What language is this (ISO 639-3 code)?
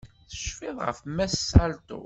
kab